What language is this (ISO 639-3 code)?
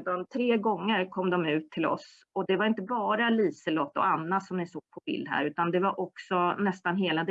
swe